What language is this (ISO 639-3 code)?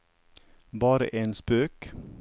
nor